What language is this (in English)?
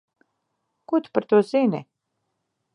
Latvian